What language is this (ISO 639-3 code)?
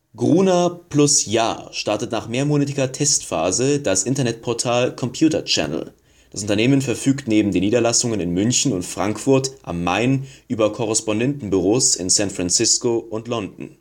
deu